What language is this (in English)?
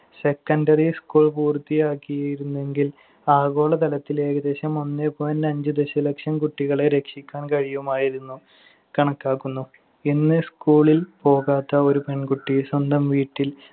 Malayalam